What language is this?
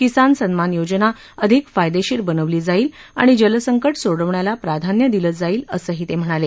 Marathi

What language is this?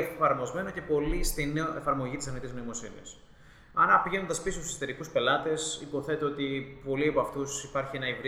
Greek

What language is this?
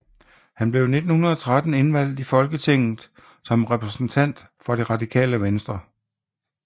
Danish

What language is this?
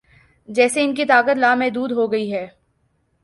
Urdu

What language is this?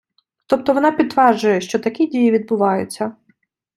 Ukrainian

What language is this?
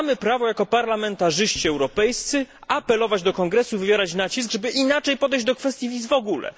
Polish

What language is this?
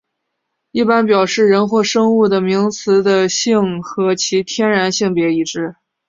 Chinese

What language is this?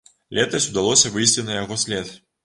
Belarusian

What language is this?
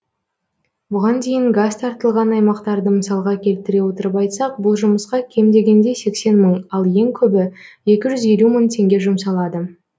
Kazakh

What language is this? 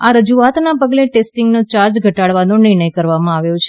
Gujarati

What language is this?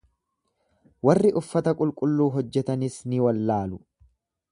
Oromo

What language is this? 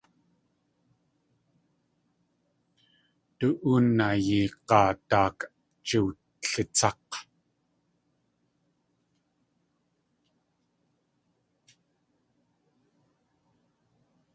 Tlingit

